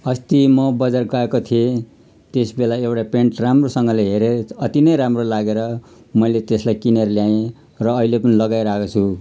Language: Nepali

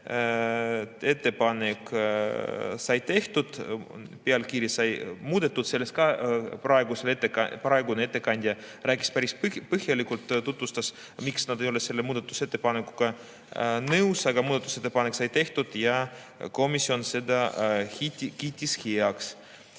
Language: Estonian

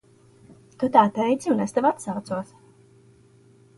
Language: Latvian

